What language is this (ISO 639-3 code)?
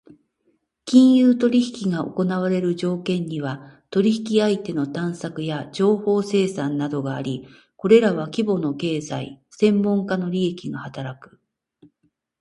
jpn